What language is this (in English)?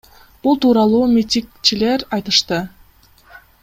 Kyrgyz